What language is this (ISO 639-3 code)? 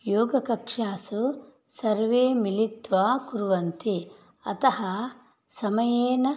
san